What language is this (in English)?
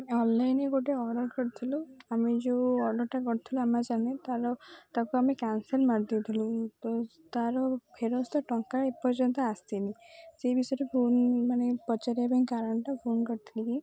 Odia